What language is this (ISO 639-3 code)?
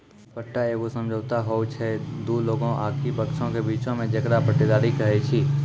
mai